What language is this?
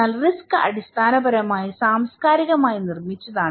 Malayalam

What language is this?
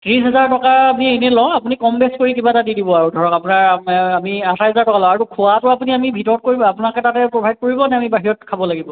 Assamese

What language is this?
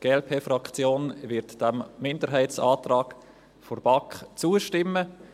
Swiss German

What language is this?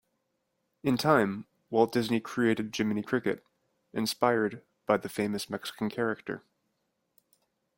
English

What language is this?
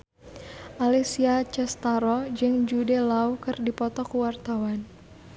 Sundanese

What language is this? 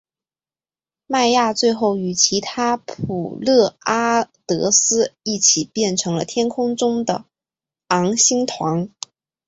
Chinese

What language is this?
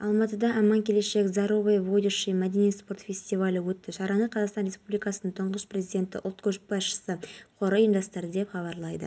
Kazakh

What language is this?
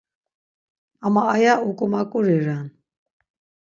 Laz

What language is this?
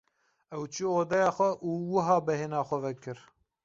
Kurdish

